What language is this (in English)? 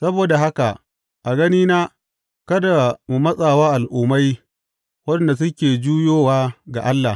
Hausa